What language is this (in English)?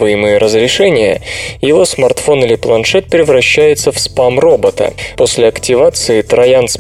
Russian